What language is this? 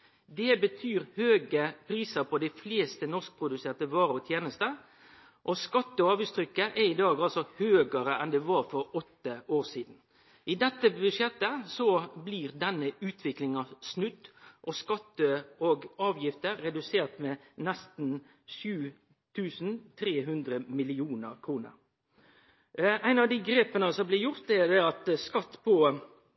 Norwegian Nynorsk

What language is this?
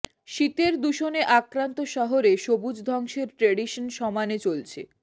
Bangla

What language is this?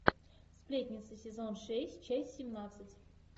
Russian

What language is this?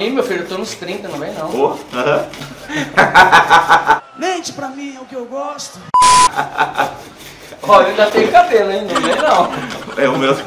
Portuguese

